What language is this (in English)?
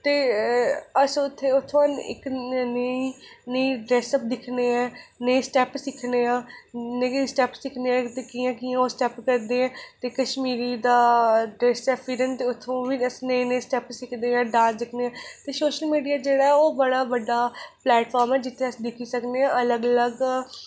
Dogri